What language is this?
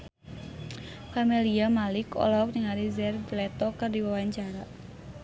Sundanese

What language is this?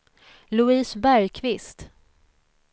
Swedish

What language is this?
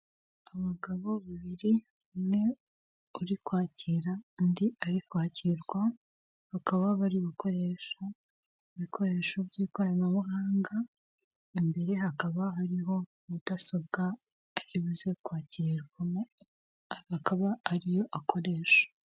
Kinyarwanda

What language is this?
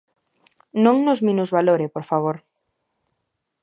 Galician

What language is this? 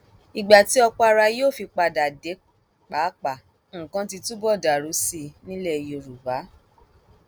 Yoruba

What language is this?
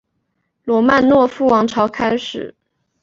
Chinese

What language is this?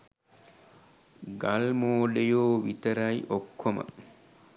Sinhala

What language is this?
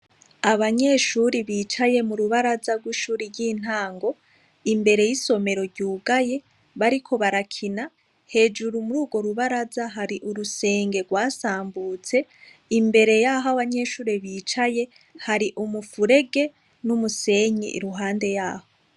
Rundi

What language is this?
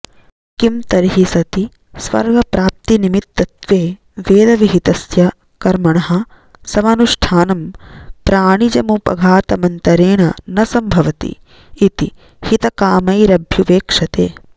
Sanskrit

